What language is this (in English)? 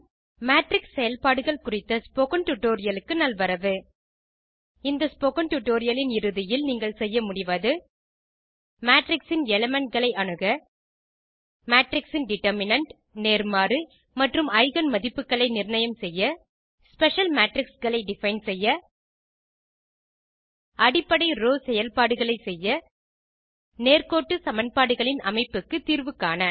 Tamil